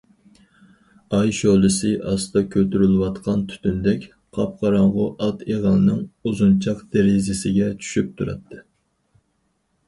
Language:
Uyghur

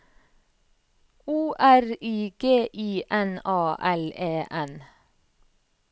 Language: Norwegian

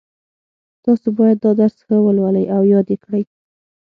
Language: Pashto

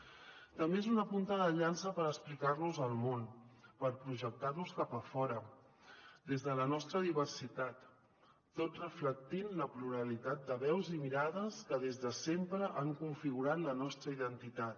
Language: Catalan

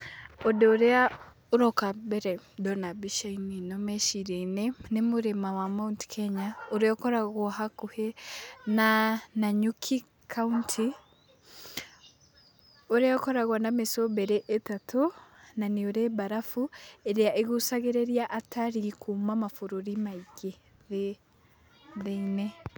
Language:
Kikuyu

